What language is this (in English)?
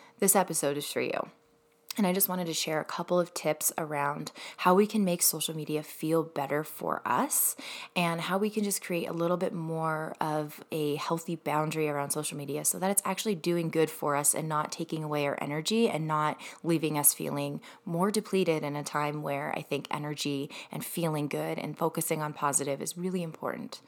English